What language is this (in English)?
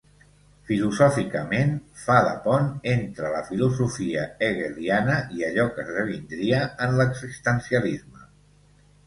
Catalan